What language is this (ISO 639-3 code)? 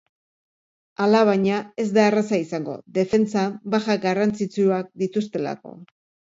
eus